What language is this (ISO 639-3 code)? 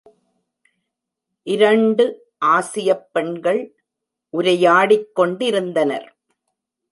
tam